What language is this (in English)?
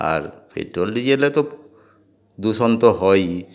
Bangla